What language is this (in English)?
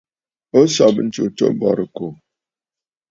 Bafut